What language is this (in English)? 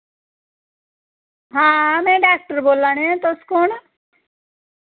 Dogri